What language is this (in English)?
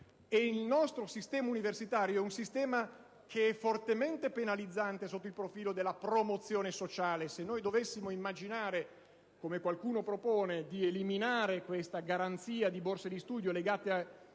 Italian